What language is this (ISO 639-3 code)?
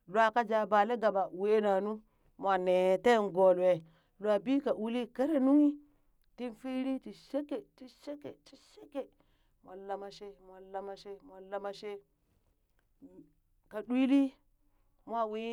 bys